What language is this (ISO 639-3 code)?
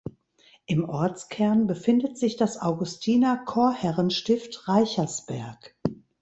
deu